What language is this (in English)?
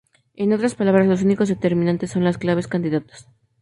Spanish